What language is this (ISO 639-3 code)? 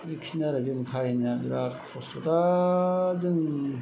brx